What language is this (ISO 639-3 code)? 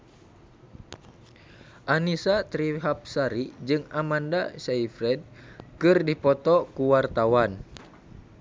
sun